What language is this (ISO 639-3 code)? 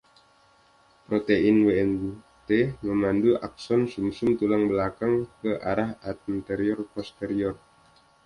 ind